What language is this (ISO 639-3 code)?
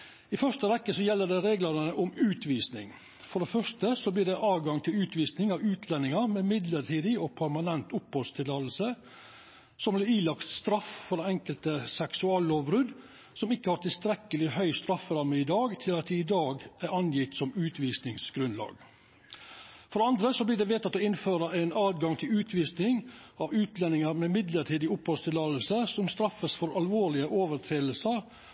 nno